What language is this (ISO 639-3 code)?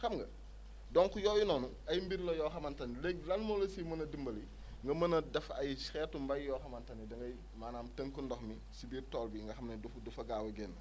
wol